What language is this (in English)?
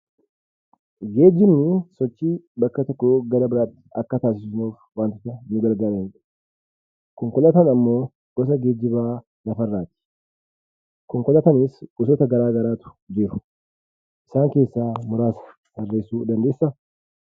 Oromo